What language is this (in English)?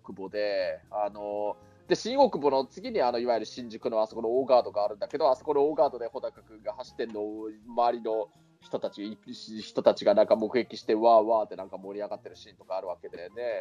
Japanese